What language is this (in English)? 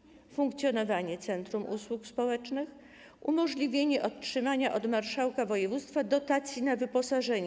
Polish